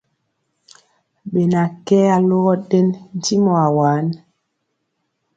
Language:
Mpiemo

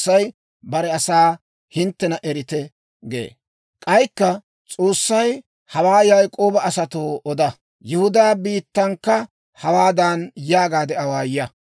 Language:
Dawro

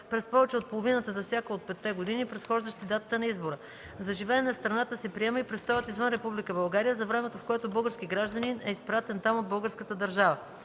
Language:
Bulgarian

